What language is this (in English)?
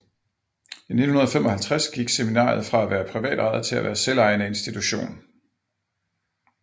Danish